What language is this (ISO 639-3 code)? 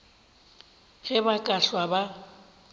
nso